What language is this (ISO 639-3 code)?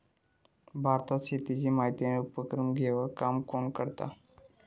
mar